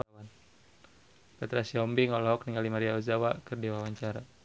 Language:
Sundanese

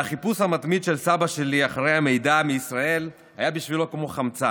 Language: Hebrew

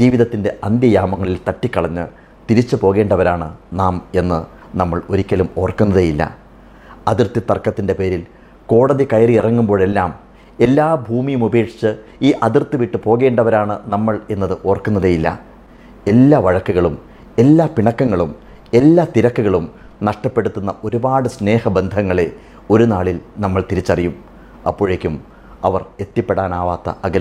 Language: Malayalam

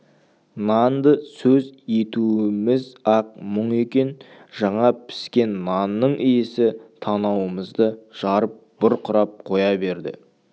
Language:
Kazakh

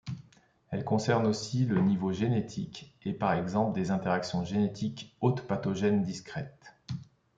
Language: French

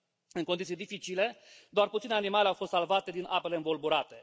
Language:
Romanian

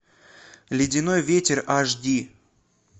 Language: Russian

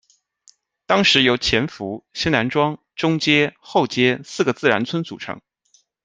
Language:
Chinese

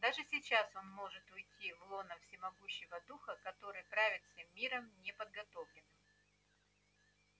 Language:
Russian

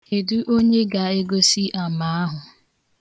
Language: Igbo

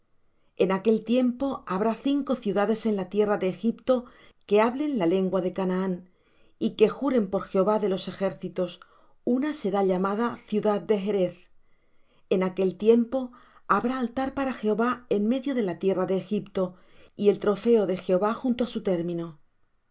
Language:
Spanish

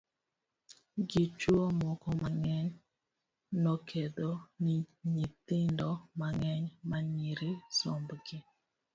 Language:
Luo (Kenya and Tanzania)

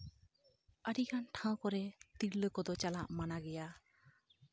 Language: Santali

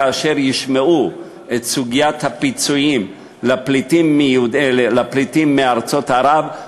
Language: Hebrew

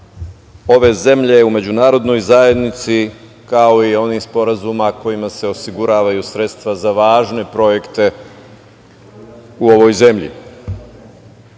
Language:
Serbian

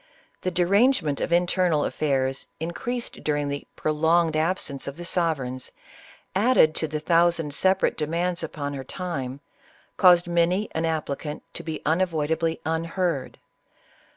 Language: English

